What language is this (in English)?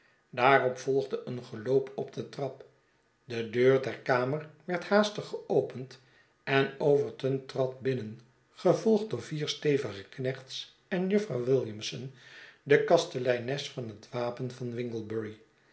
Dutch